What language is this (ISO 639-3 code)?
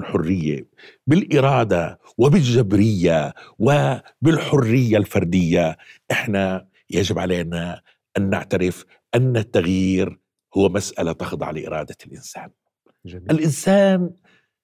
ara